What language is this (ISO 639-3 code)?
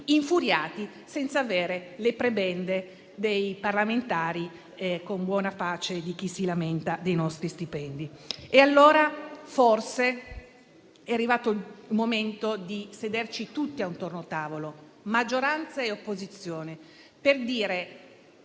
ita